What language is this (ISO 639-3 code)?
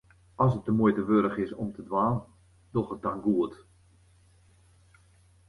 fry